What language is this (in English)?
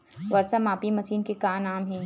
Chhattisgarhi